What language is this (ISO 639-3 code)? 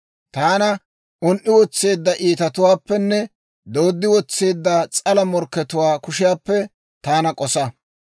dwr